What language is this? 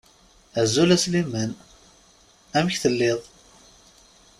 Kabyle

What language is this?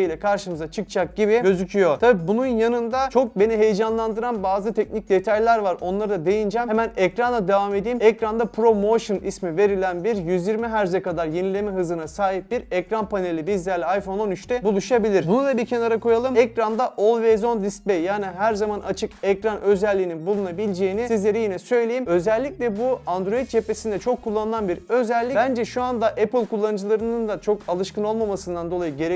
Turkish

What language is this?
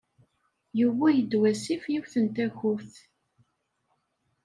Kabyle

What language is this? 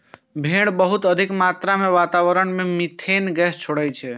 Maithili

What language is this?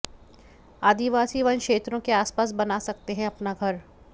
Hindi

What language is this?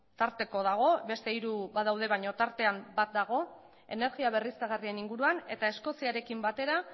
Basque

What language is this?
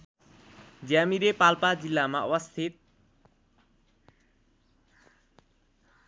Nepali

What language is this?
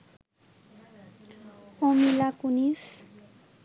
Bangla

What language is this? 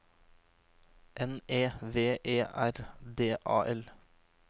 Norwegian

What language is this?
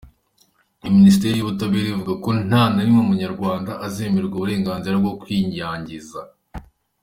Kinyarwanda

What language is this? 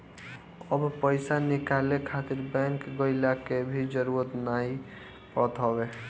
Bhojpuri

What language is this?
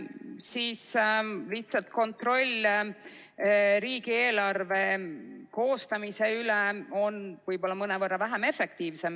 Estonian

